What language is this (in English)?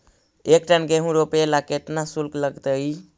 Magahi